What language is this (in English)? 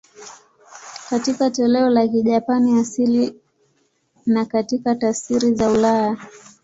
Swahili